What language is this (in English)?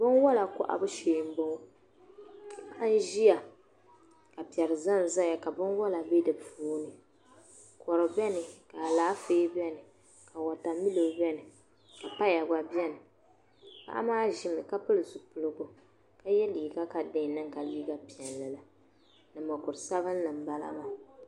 Dagbani